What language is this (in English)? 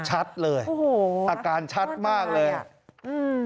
Thai